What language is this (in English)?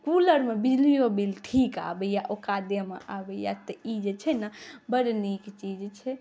Maithili